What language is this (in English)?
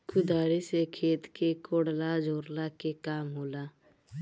Bhojpuri